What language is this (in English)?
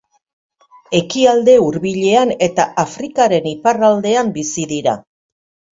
Basque